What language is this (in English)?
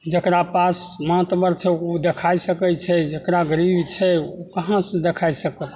Maithili